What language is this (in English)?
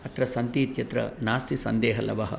Sanskrit